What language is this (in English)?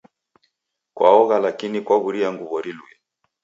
Taita